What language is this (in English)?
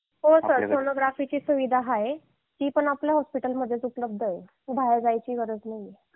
Marathi